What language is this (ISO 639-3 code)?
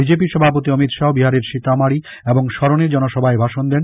ben